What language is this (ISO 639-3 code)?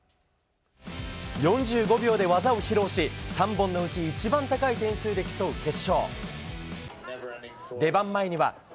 jpn